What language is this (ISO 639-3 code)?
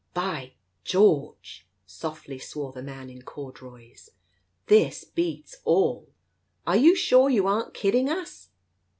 eng